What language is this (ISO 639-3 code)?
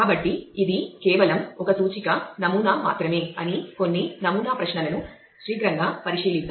tel